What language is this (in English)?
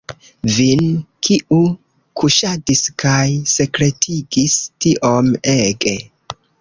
Esperanto